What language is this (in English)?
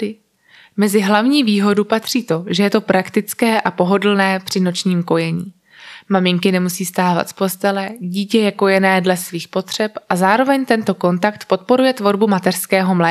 Czech